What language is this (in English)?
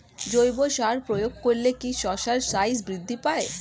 Bangla